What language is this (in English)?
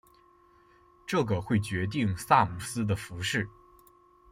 Chinese